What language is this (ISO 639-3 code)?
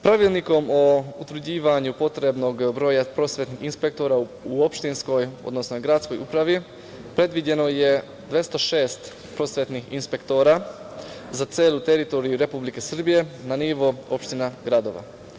srp